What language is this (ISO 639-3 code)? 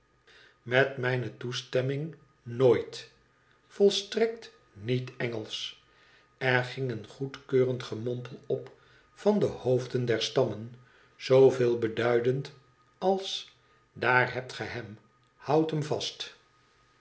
nld